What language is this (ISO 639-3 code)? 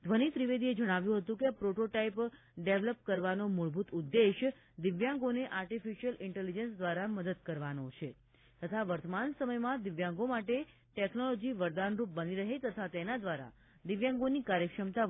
guj